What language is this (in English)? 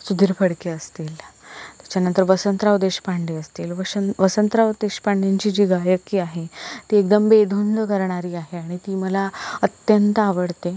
Marathi